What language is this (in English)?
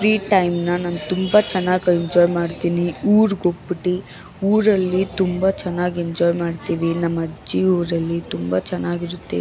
Kannada